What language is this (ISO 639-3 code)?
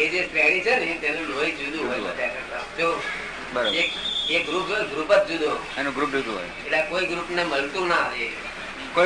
guj